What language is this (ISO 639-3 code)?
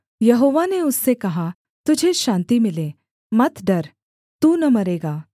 hin